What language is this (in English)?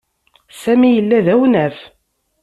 Kabyle